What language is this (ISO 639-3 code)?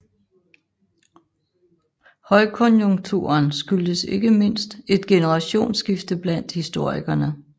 dan